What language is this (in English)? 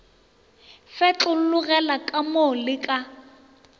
Northern Sotho